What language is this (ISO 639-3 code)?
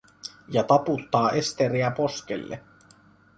fin